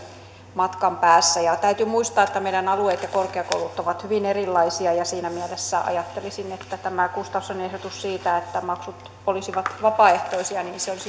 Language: Finnish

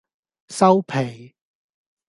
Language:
Cantonese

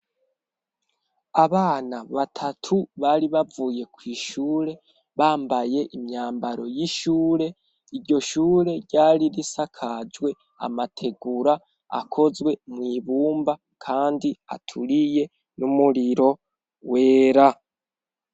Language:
Rundi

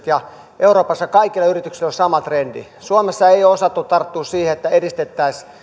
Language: Finnish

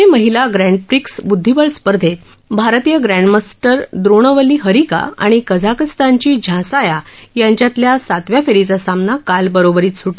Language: Marathi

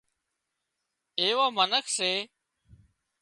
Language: Wadiyara Koli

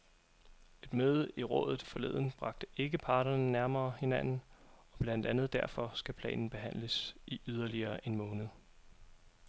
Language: Danish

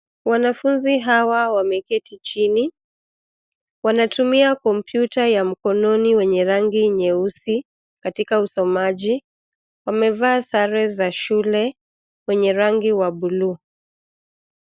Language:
Swahili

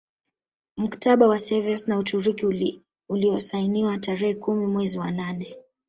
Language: Swahili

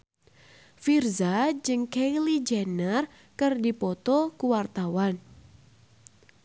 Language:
Sundanese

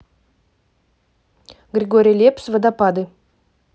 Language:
Russian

